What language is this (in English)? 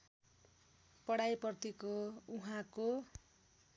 Nepali